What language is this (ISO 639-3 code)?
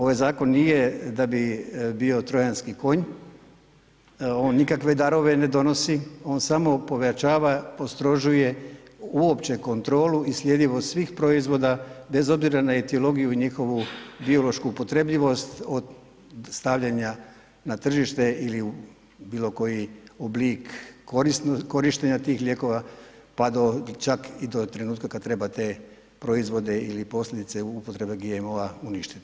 hrv